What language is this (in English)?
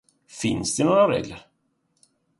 Swedish